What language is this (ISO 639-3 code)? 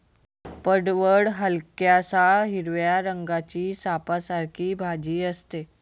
mar